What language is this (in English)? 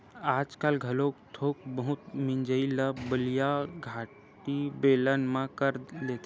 Chhattisgarhi